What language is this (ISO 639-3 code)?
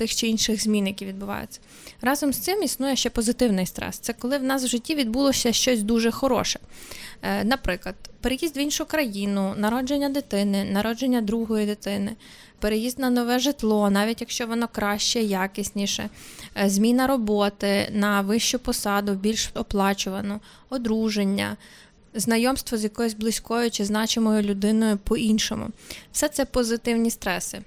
ukr